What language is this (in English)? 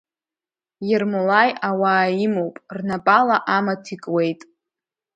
Abkhazian